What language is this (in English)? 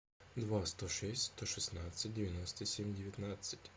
Russian